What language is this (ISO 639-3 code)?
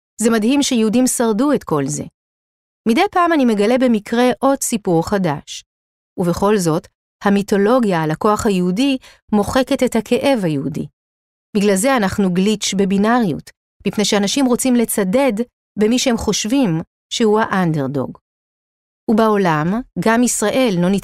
heb